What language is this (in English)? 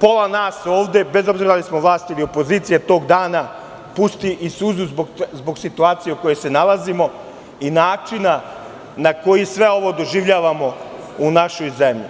Serbian